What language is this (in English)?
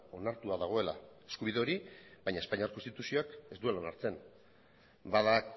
Basque